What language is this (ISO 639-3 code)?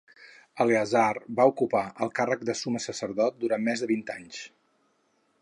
cat